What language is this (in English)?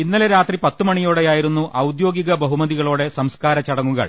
Malayalam